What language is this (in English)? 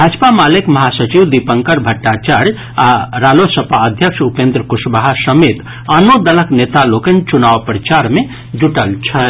Maithili